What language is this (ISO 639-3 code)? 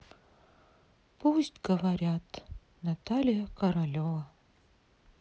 rus